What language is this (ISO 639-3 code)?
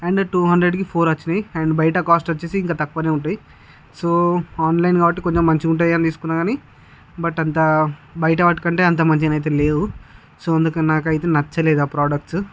tel